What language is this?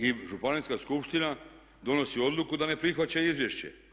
Croatian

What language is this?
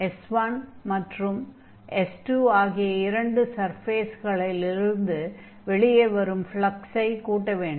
Tamil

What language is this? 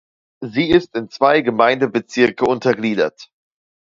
German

